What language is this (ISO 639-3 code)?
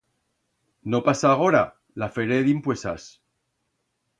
arg